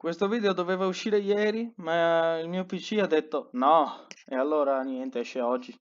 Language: Italian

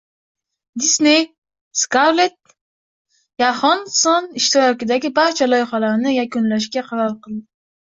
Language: Uzbek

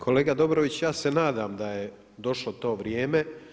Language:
Croatian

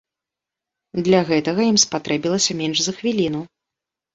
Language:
Belarusian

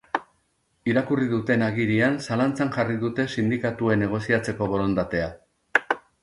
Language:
Basque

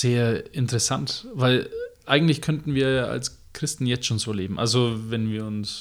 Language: German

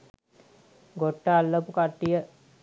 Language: Sinhala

